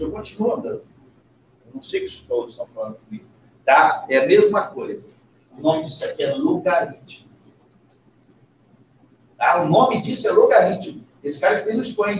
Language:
Portuguese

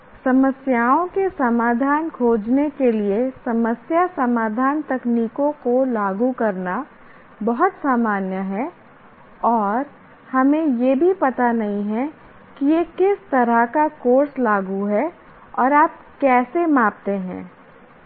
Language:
Hindi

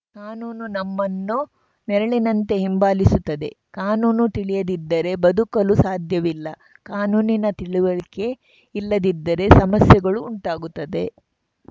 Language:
Kannada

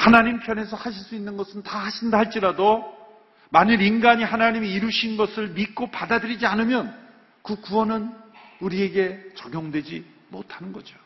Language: Korean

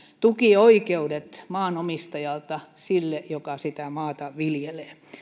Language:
Finnish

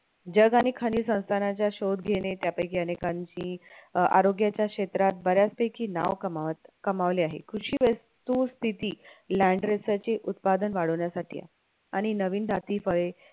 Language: Marathi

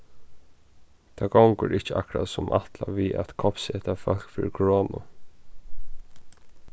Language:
Faroese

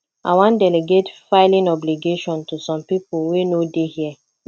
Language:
Nigerian Pidgin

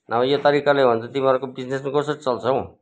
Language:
Nepali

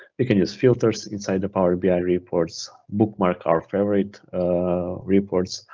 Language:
English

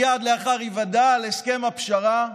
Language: Hebrew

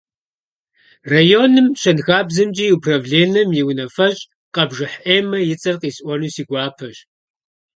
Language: Kabardian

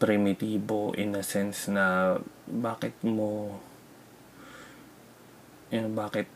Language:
Filipino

